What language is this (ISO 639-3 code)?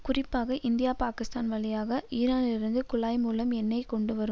tam